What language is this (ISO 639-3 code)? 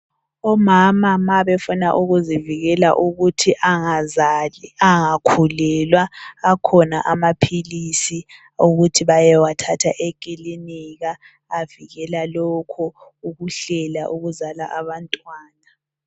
nde